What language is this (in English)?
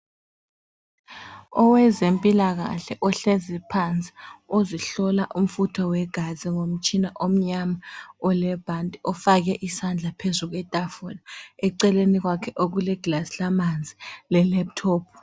North Ndebele